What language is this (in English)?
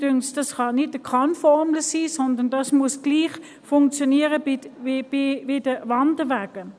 Swiss German